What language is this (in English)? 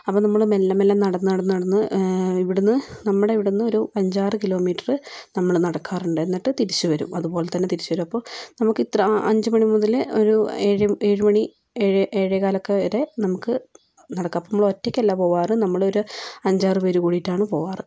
Malayalam